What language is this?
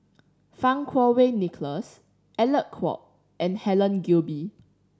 English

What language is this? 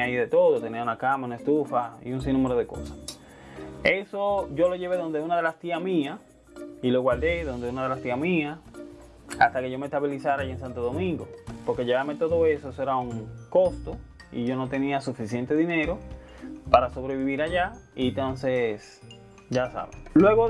Spanish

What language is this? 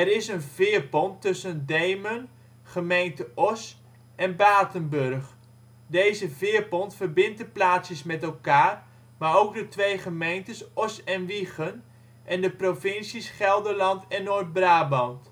Dutch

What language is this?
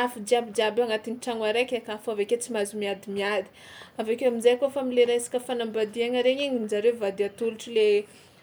Tsimihety Malagasy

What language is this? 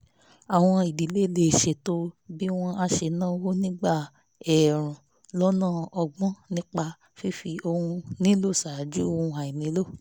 Yoruba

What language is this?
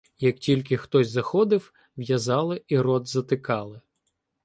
Ukrainian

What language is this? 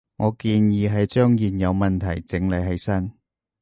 Cantonese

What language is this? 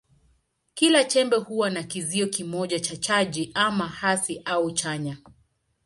Swahili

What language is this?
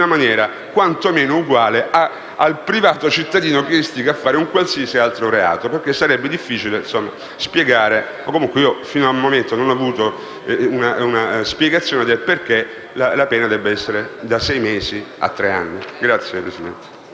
Italian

